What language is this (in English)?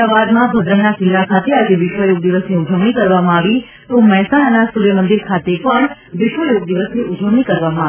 Gujarati